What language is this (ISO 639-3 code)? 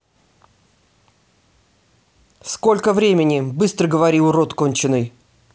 rus